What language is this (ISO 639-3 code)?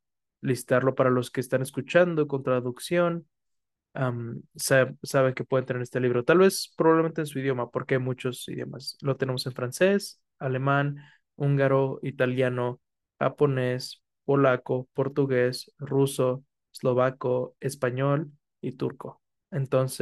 spa